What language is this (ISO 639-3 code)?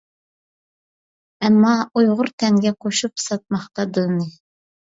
uig